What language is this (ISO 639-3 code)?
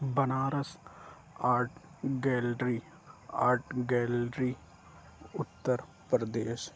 urd